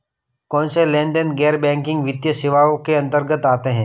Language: Hindi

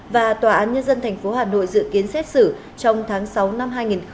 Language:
Vietnamese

